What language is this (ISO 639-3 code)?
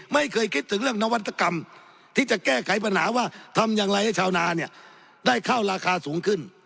tha